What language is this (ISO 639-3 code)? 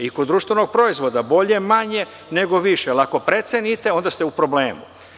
srp